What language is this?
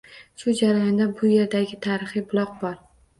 Uzbek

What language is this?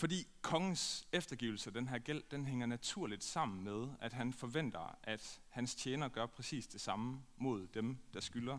Danish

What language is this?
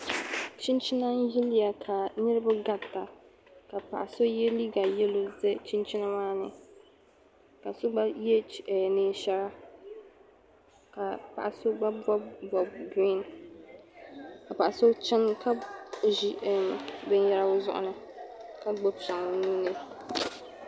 Dagbani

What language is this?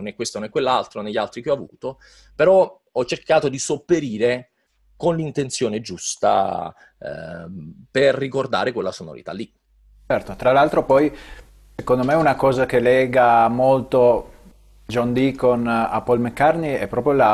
Italian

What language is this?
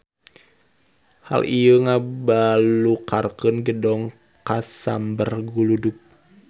Sundanese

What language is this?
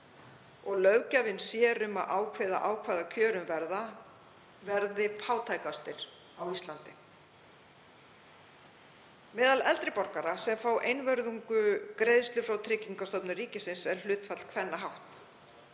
Icelandic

